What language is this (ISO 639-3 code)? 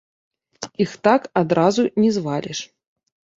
bel